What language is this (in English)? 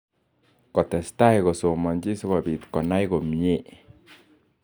Kalenjin